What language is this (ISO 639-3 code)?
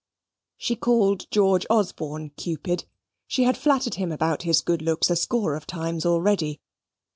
eng